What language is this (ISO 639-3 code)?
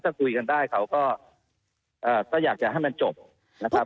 tha